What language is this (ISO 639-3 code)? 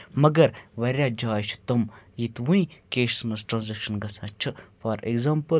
kas